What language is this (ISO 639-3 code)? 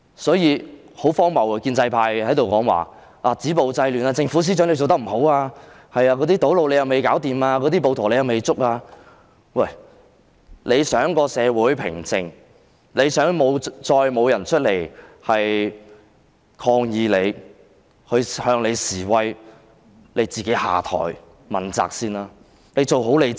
yue